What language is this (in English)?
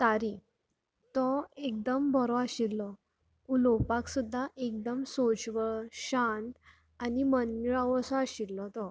Konkani